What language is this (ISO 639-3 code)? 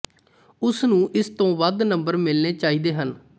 pan